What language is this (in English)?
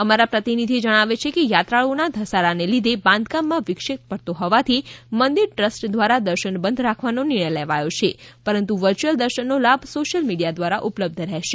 Gujarati